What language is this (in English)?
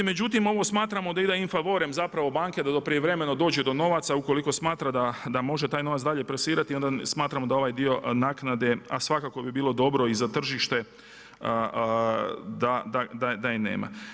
Croatian